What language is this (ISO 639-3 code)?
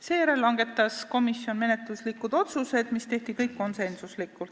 est